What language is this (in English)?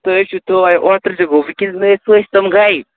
Kashmiri